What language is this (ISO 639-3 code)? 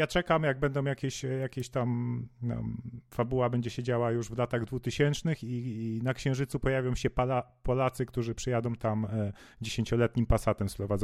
pol